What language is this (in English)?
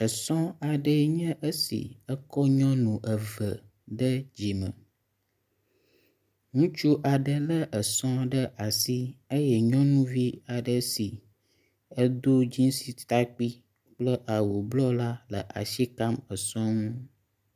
Ewe